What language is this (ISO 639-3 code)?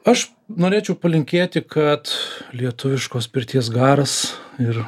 lit